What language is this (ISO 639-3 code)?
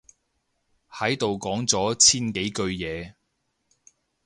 yue